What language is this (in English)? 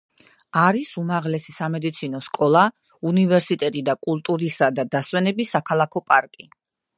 Georgian